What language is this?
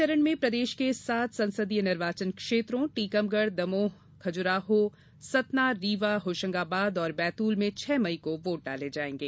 Hindi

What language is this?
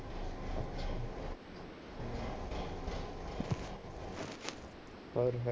Punjabi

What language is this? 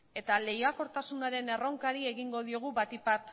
Basque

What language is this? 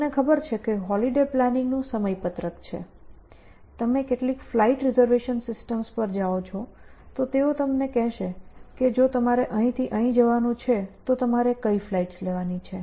Gujarati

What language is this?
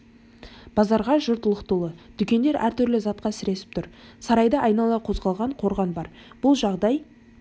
Kazakh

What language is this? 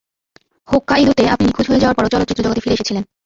Bangla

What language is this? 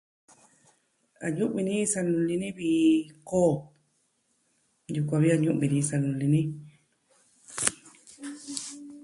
Southwestern Tlaxiaco Mixtec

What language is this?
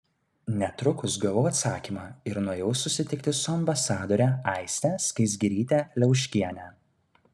Lithuanian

